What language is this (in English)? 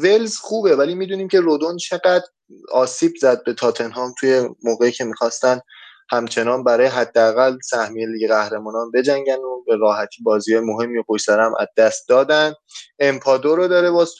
Persian